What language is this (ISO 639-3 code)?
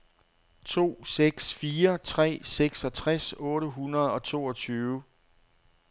dan